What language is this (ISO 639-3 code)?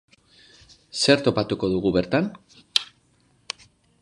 eus